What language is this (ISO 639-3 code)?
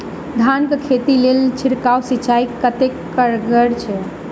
mai